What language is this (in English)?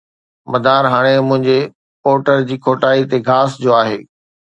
Sindhi